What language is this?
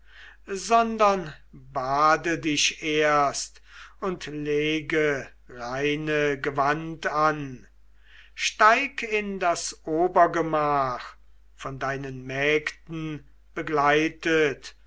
German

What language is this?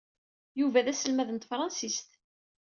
Kabyle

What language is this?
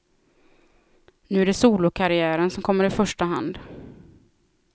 Swedish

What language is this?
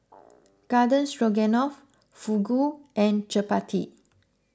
English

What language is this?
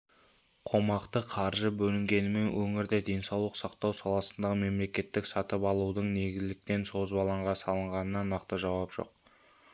Kazakh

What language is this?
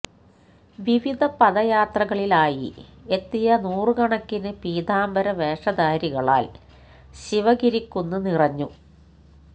Malayalam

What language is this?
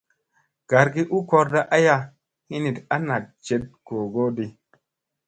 Musey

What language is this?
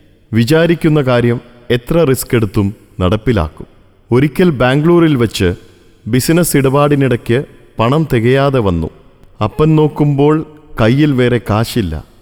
Malayalam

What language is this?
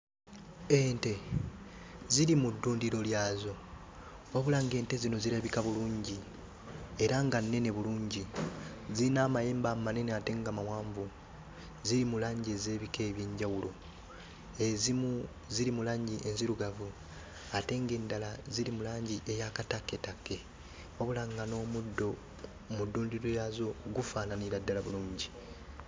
Ganda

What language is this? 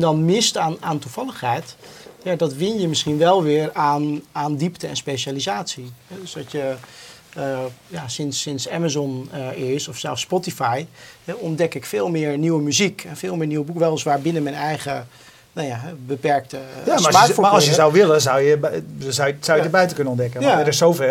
Dutch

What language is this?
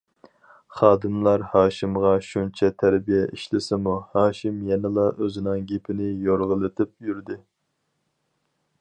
Uyghur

